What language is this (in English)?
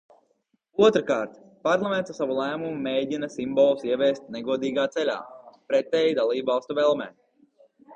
Latvian